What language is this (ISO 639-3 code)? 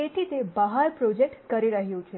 guj